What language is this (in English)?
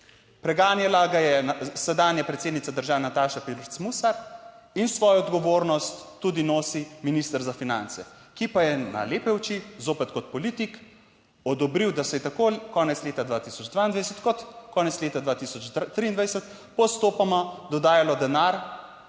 Slovenian